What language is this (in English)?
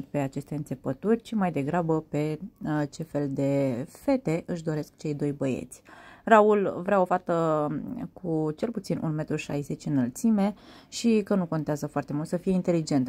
Romanian